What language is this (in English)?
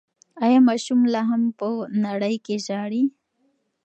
Pashto